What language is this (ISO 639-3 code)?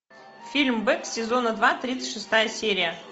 rus